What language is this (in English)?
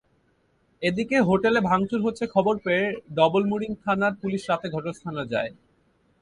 Bangla